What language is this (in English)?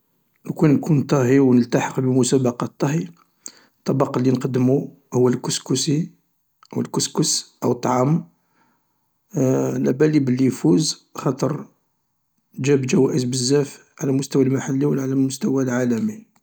Algerian Arabic